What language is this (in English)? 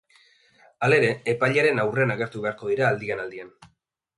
Basque